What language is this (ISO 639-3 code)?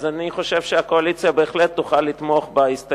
heb